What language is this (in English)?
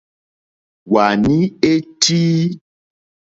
Mokpwe